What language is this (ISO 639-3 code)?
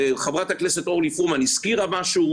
heb